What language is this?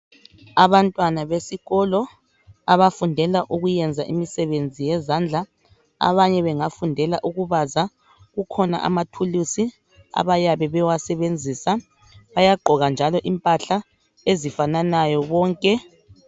North Ndebele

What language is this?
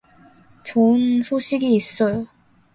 Korean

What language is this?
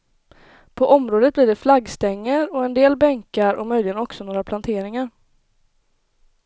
Swedish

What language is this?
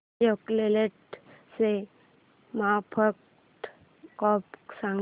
Marathi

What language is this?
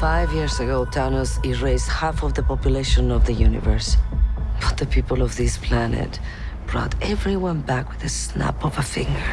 English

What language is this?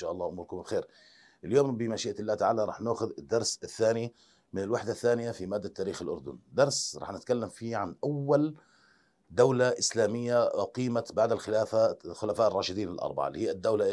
Arabic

